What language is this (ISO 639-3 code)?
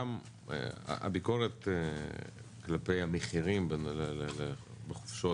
heb